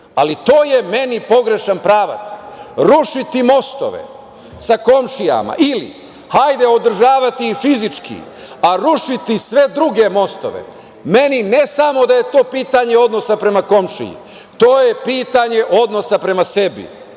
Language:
Serbian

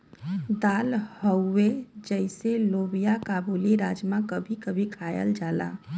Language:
Bhojpuri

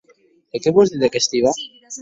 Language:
Occitan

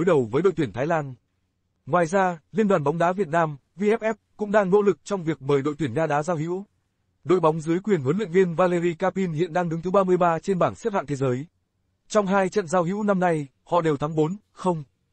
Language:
Vietnamese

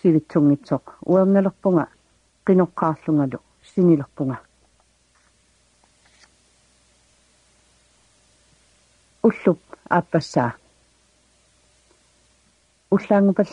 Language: Arabic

